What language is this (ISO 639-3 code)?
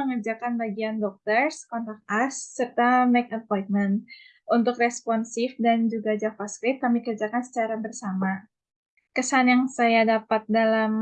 ind